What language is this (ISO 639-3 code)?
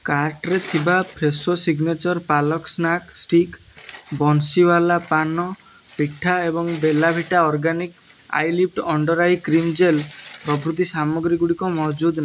ori